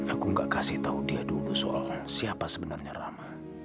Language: Indonesian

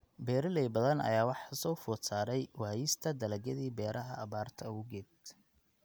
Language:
Somali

